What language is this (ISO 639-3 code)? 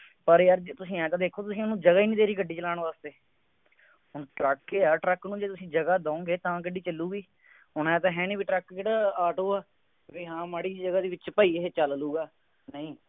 pan